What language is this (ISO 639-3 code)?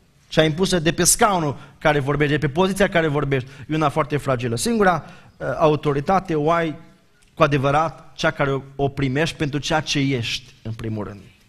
ron